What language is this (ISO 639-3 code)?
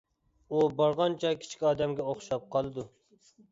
uig